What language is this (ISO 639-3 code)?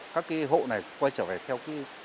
vie